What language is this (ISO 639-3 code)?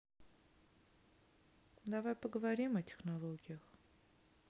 rus